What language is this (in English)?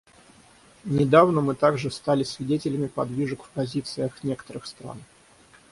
Russian